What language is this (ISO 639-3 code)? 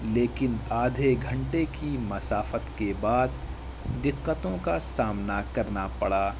urd